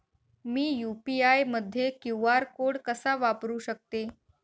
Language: Marathi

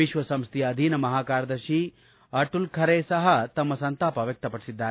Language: Kannada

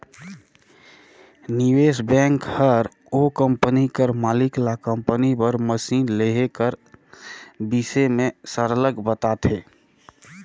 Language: Chhattisgarhi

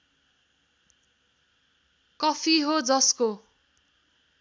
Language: Nepali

